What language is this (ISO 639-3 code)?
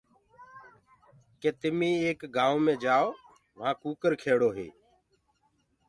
ggg